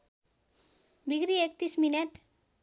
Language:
Nepali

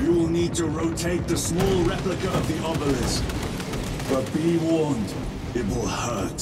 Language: English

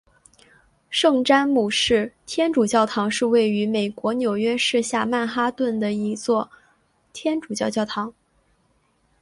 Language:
Chinese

